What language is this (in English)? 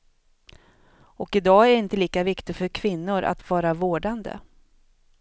Swedish